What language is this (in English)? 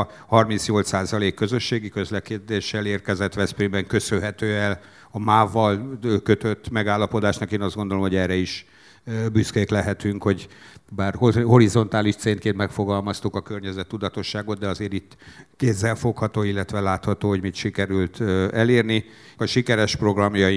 Hungarian